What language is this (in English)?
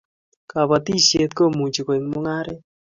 Kalenjin